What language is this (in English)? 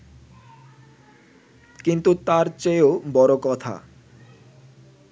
Bangla